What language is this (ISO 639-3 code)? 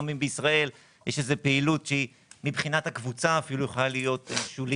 heb